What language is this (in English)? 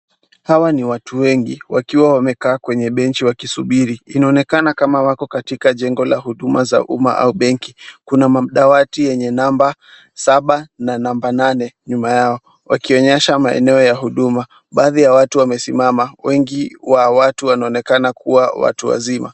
Swahili